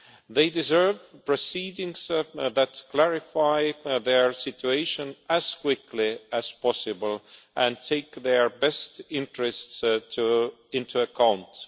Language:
English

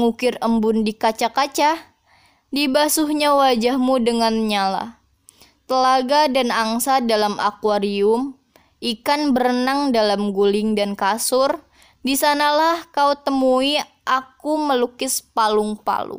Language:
Indonesian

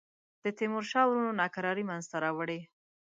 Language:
Pashto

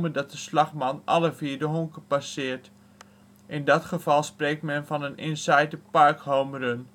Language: Dutch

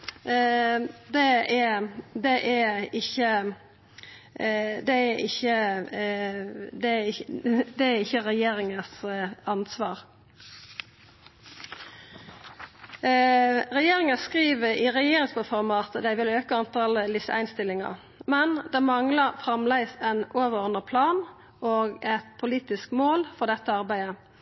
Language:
Norwegian Nynorsk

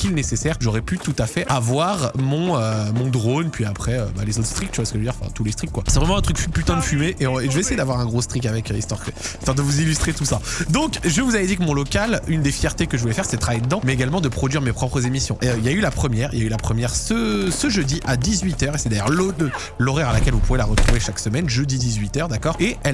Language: French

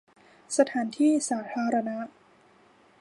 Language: Thai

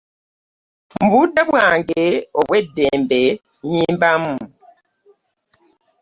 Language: Ganda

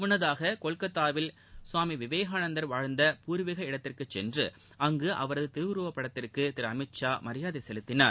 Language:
Tamil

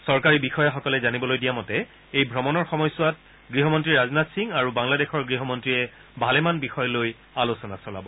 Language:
Assamese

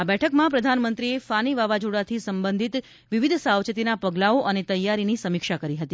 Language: Gujarati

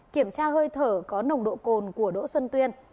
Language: Vietnamese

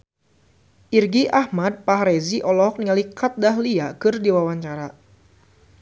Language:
Sundanese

